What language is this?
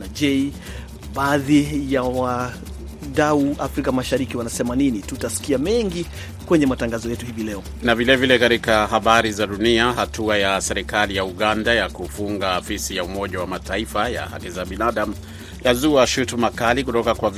Swahili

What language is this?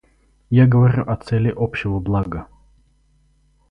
Russian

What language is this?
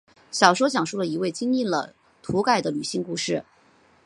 Chinese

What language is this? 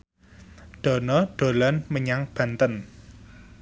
Javanese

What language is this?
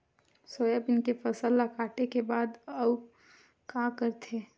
Chhattisgarhi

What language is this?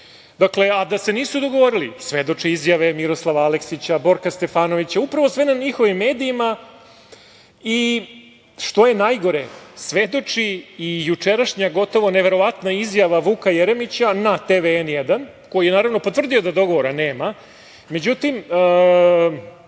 Serbian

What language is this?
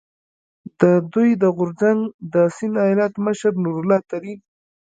Pashto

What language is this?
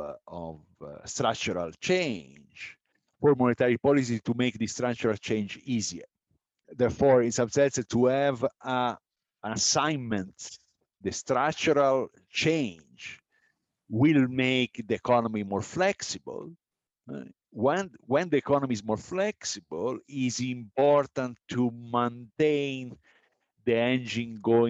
English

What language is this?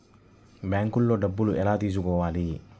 Telugu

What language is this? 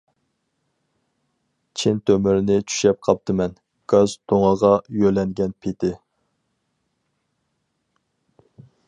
Uyghur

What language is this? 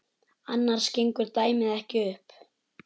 Icelandic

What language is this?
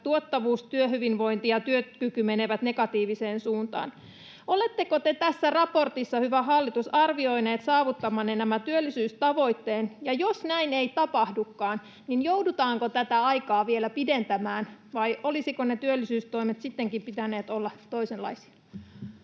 Finnish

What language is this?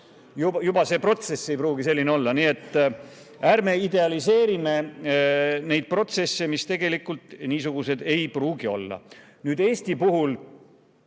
Estonian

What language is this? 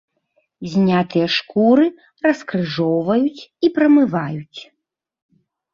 Belarusian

